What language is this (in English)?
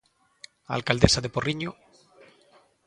Galician